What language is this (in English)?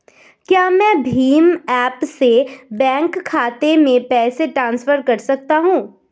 Hindi